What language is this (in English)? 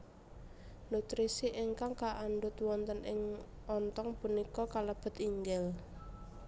Javanese